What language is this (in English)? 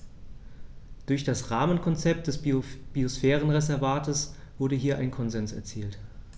German